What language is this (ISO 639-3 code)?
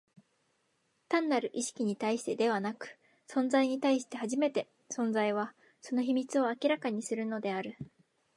jpn